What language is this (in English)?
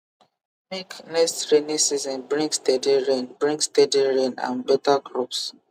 Nigerian Pidgin